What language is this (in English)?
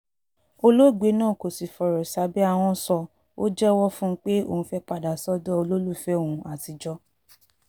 Yoruba